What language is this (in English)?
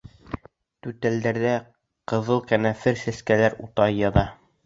Bashkir